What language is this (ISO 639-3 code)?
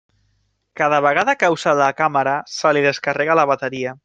cat